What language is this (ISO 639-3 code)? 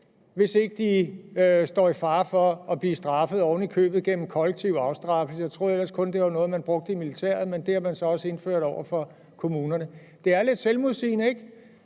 dan